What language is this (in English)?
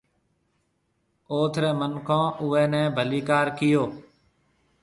Marwari (Pakistan)